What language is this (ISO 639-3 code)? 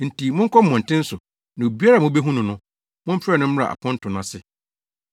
aka